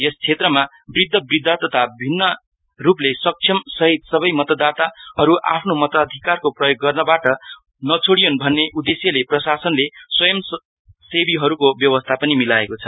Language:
Nepali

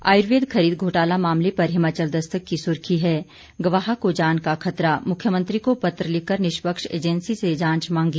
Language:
Hindi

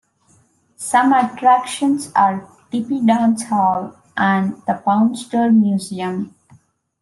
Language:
English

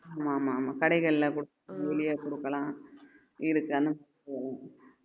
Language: Tamil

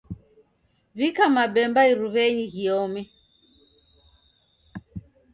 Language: Taita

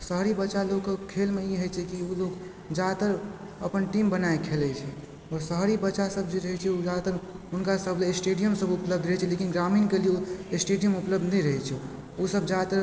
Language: Maithili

